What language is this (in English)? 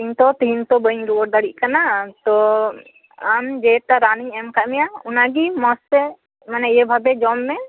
Santali